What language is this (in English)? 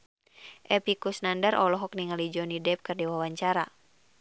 Sundanese